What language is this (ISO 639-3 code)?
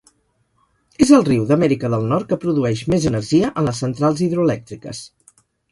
cat